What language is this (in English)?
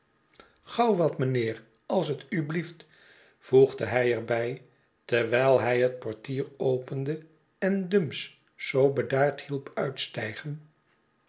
Dutch